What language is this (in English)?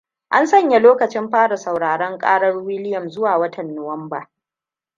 Hausa